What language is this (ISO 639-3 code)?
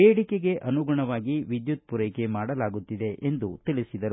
kan